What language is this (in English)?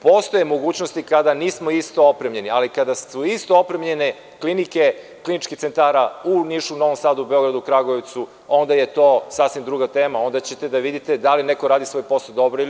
Serbian